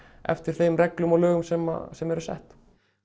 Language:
Icelandic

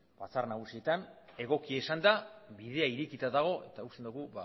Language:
Basque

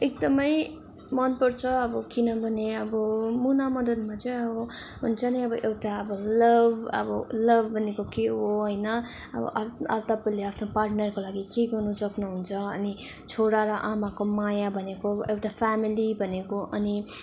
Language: Nepali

